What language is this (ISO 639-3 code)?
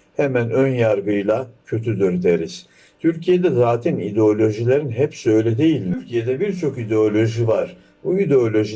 tur